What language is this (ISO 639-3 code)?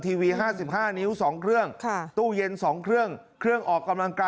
tha